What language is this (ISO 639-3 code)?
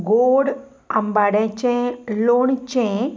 kok